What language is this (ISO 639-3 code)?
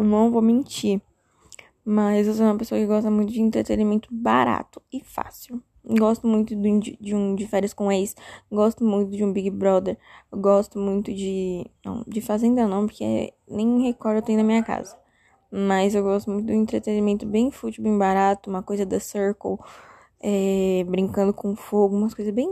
por